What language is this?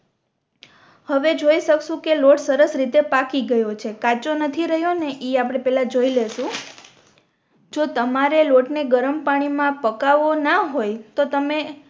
Gujarati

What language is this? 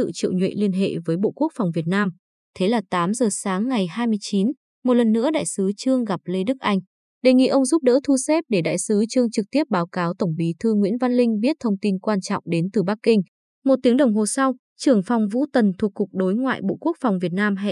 Vietnamese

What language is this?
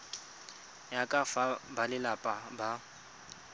Tswana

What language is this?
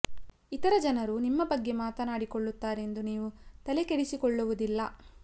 Kannada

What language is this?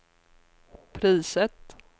Swedish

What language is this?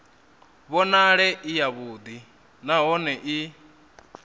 Venda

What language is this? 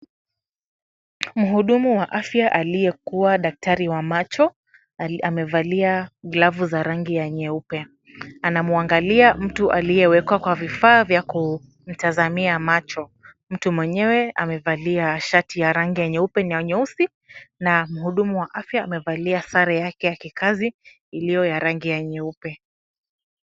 Swahili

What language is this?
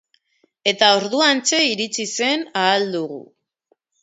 Basque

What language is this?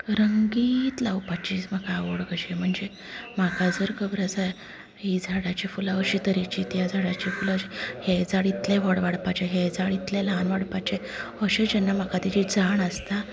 Konkani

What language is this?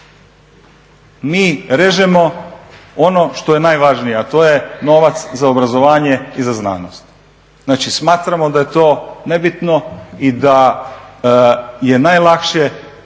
Croatian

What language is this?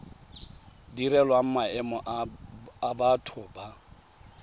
Tswana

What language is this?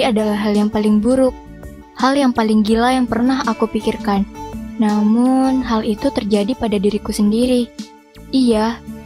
Indonesian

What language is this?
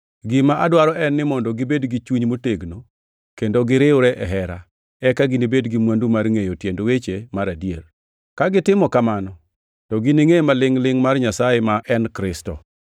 Luo (Kenya and Tanzania)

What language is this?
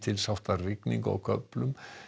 Icelandic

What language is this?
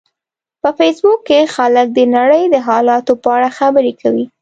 Pashto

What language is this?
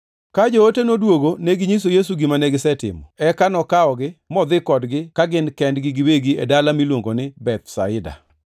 Luo (Kenya and Tanzania)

